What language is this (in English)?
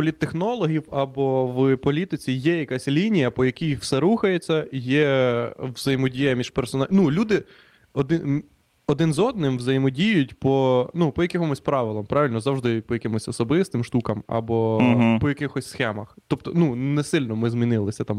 Ukrainian